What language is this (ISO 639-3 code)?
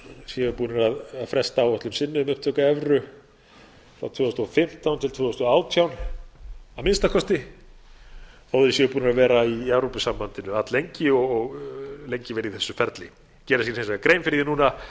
isl